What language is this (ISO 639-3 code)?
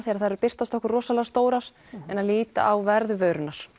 isl